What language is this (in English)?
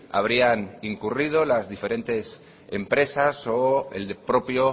Spanish